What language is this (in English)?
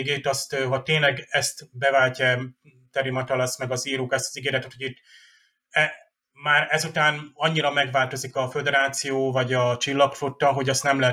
Hungarian